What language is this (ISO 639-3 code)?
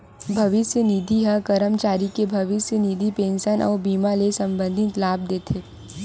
hne